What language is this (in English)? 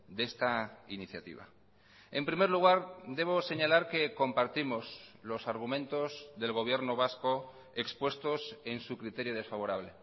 Spanish